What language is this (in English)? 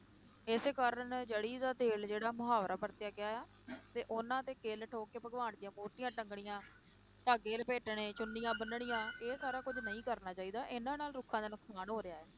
Punjabi